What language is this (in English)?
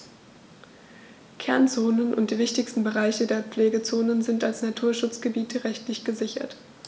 German